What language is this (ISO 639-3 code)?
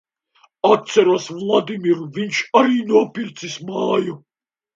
lav